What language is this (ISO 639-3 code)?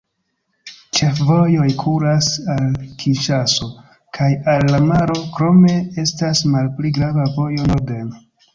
epo